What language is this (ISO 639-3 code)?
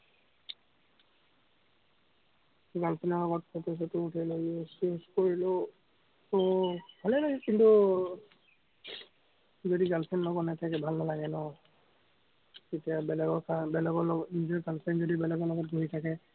asm